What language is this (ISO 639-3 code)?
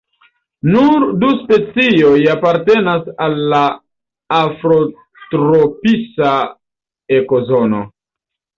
epo